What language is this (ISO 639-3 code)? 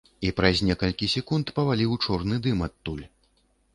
bel